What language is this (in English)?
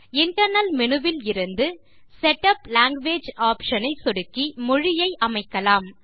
Tamil